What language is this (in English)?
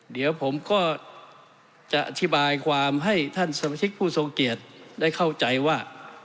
Thai